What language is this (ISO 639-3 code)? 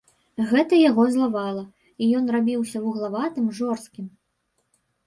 bel